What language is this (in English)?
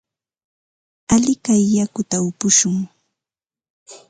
Ambo-Pasco Quechua